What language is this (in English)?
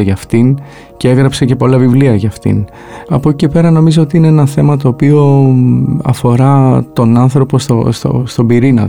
Greek